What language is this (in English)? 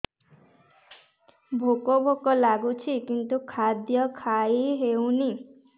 Odia